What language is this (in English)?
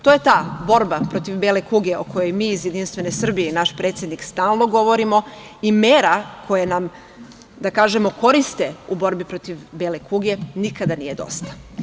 Serbian